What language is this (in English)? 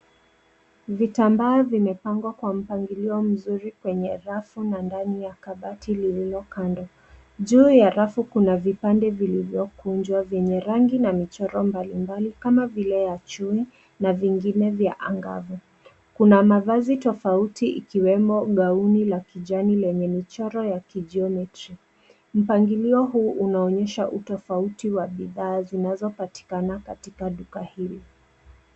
Swahili